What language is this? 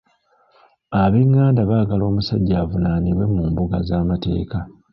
Ganda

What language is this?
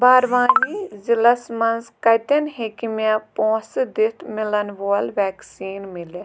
Kashmiri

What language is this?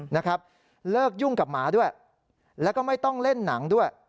Thai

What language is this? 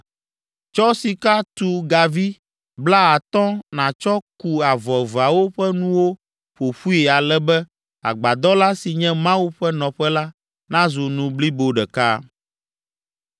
Ewe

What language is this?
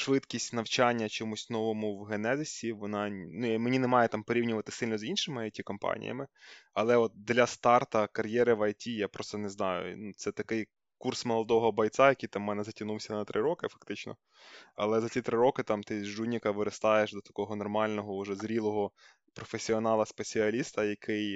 Ukrainian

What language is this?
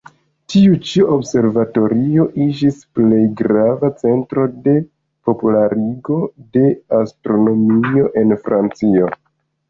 Esperanto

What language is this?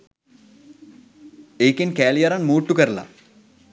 Sinhala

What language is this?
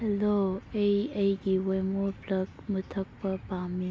Manipuri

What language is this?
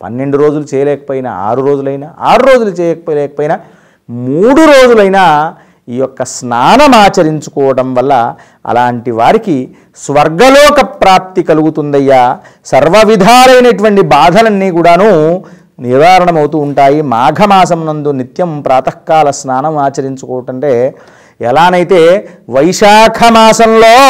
Telugu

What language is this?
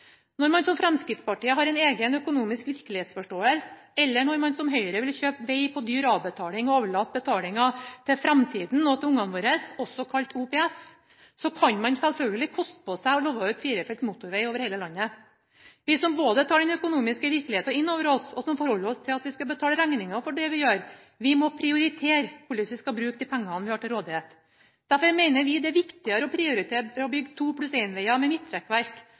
Norwegian Bokmål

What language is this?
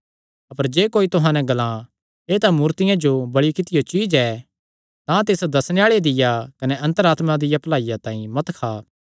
Kangri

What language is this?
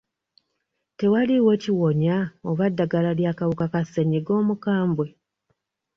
Ganda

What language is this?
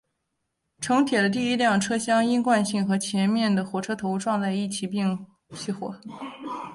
Chinese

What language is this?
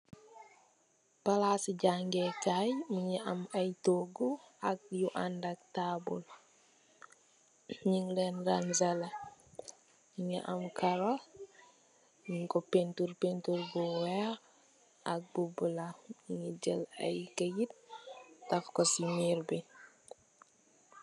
Wolof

